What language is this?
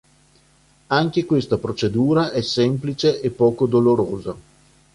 Italian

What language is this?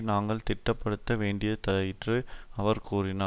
Tamil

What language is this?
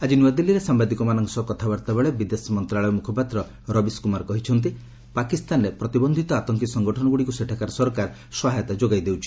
Odia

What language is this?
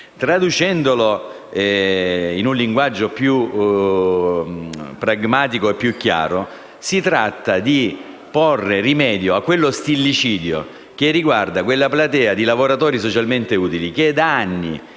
Italian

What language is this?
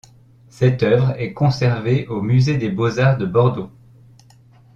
French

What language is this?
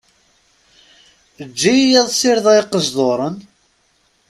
Kabyle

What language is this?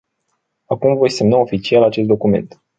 Romanian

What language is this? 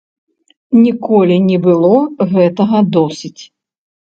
Belarusian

